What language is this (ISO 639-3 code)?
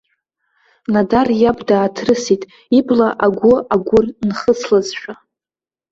abk